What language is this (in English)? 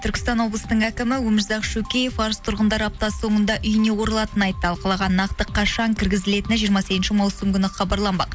Kazakh